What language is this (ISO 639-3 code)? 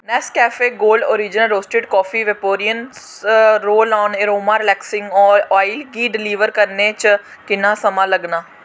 doi